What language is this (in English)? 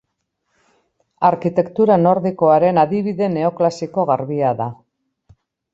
Basque